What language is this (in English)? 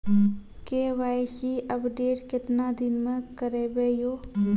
Maithili